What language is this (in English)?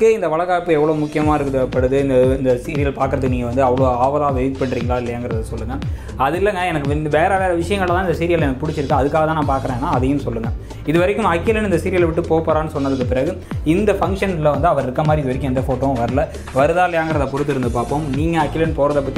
Hindi